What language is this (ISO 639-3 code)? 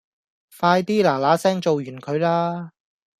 yue